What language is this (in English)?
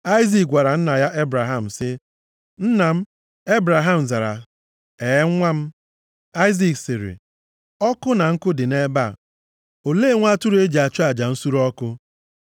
Igbo